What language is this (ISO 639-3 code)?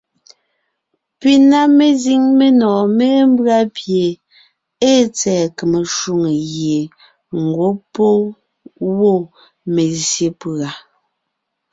nnh